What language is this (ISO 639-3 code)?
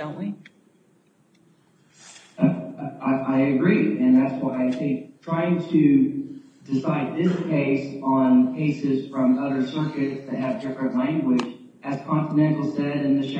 eng